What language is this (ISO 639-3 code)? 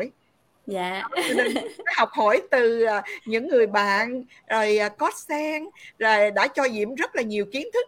vie